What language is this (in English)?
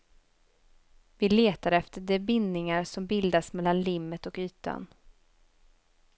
Swedish